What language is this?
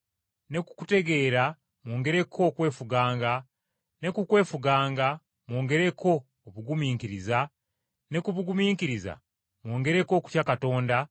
Ganda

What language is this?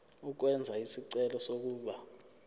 Zulu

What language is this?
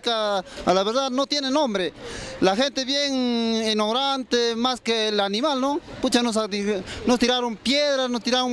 Spanish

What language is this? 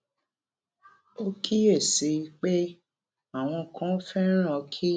Yoruba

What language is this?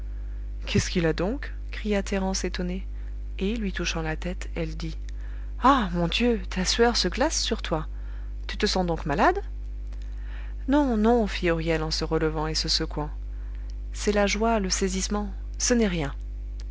French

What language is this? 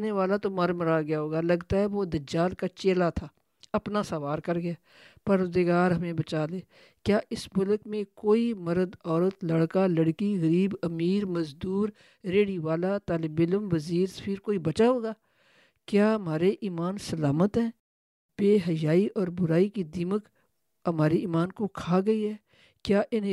Urdu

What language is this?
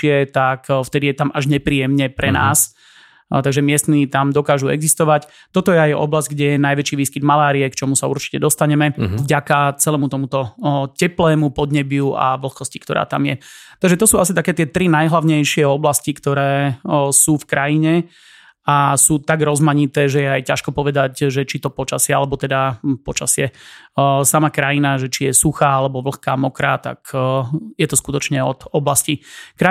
Slovak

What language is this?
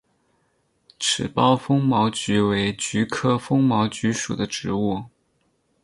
Chinese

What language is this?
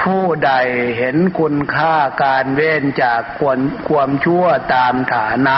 Thai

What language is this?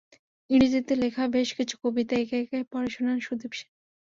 Bangla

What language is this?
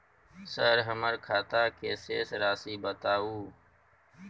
Maithili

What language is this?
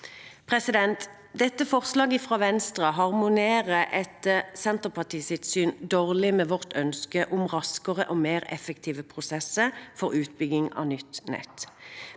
Norwegian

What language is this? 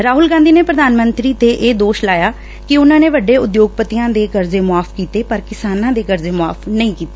Punjabi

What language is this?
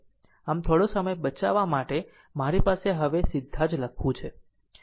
Gujarati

